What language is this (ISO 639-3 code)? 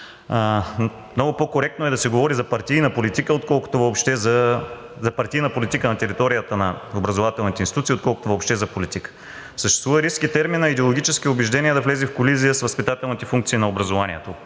bul